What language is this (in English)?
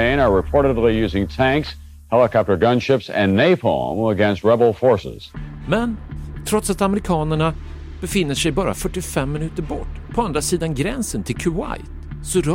Swedish